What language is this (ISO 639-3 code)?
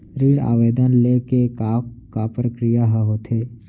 hne